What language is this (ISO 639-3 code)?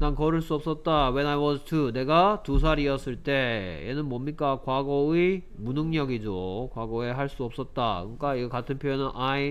kor